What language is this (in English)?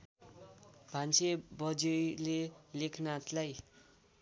Nepali